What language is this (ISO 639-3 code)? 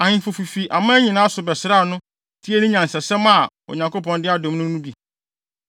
aka